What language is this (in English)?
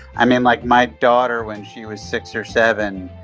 English